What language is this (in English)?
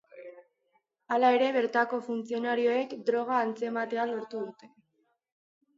Basque